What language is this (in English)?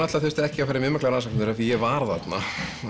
Icelandic